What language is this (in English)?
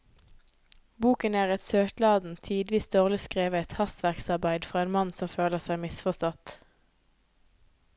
Norwegian